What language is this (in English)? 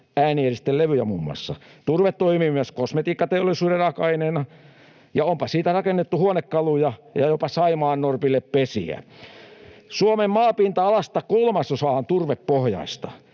Finnish